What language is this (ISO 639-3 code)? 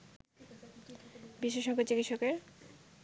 ben